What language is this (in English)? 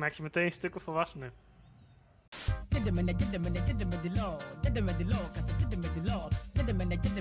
Dutch